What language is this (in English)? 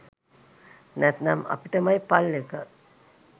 Sinhala